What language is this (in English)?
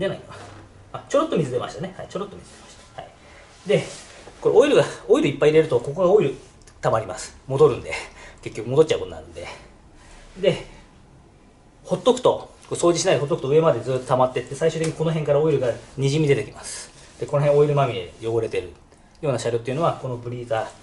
Japanese